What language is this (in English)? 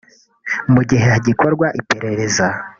Kinyarwanda